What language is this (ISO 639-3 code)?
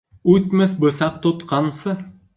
bak